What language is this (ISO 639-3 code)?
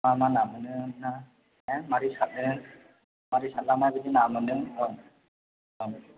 brx